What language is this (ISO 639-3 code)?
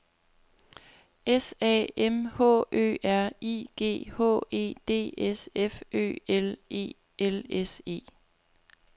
dan